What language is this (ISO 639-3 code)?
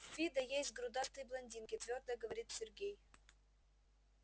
rus